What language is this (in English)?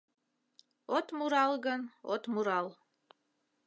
Mari